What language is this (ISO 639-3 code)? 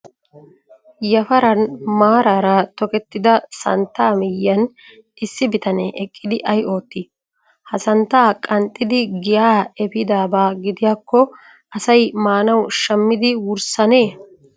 wal